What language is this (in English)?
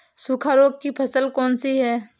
Hindi